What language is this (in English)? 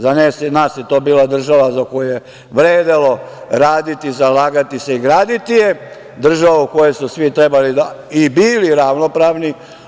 Serbian